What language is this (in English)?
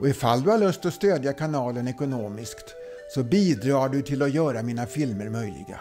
Swedish